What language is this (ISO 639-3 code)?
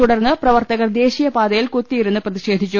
mal